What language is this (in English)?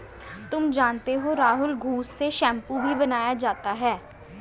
Hindi